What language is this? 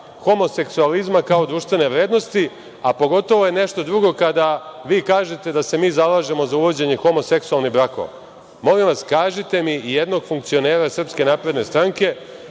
Serbian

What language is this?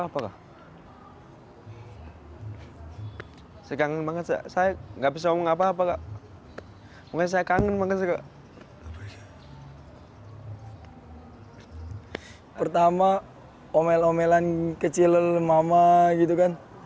Indonesian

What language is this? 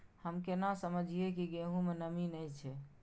Maithili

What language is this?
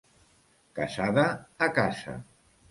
Catalan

